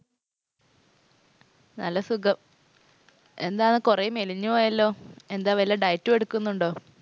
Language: Malayalam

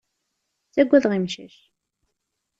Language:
Kabyle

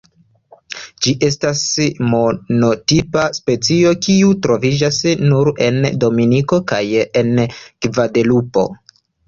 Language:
Esperanto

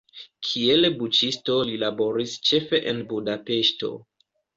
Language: Esperanto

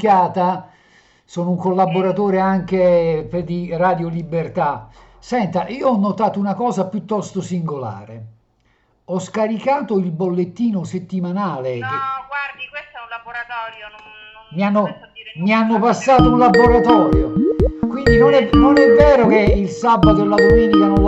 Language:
Italian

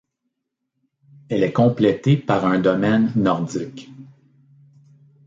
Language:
French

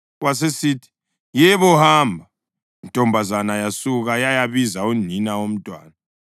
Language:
North Ndebele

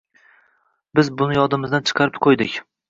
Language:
Uzbek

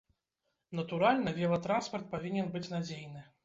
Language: Belarusian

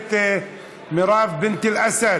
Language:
Hebrew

